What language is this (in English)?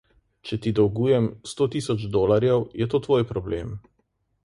Slovenian